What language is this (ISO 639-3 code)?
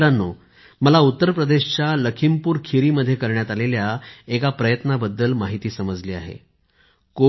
mar